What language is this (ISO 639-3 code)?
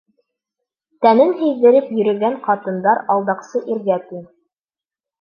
bak